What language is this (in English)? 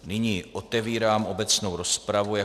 Czech